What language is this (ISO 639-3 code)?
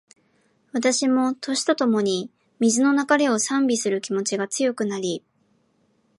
jpn